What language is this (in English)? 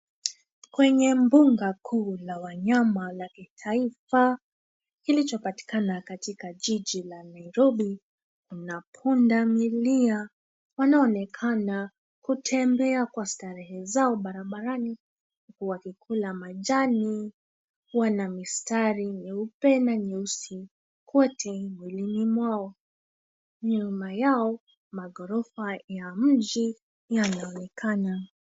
Swahili